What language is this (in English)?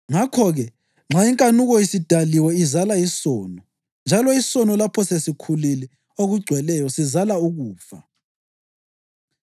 North Ndebele